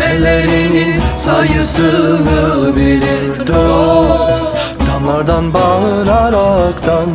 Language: Turkish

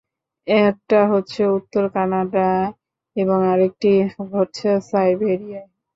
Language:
Bangla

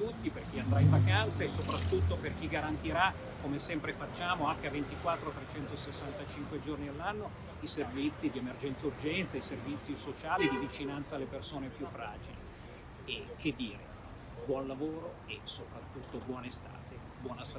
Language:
Italian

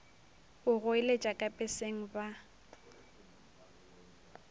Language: Northern Sotho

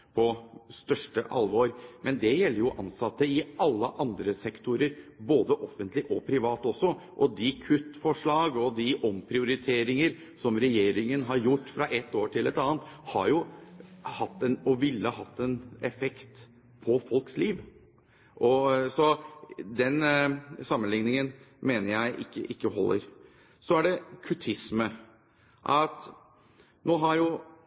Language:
Norwegian Bokmål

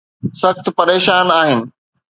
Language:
Sindhi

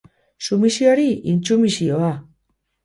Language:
Basque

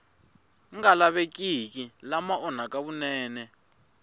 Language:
Tsonga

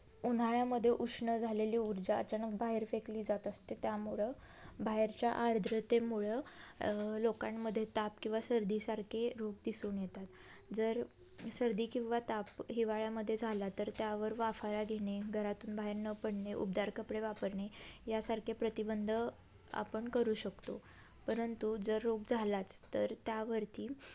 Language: Marathi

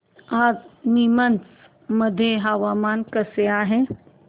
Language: Marathi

